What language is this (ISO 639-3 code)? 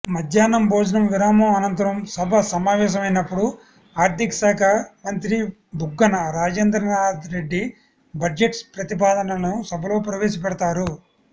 tel